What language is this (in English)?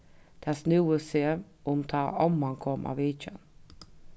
Faroese